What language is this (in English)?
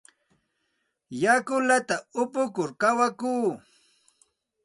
Santa Ana de Tusi Pasco Quechua